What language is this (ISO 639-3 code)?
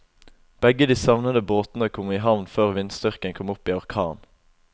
nor